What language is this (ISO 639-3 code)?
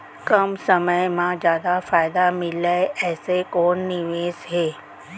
hne